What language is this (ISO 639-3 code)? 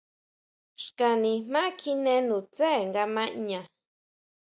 mau